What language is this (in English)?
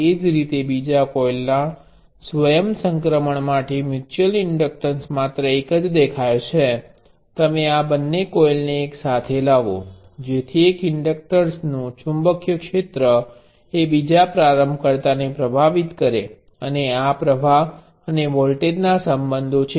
Gujarati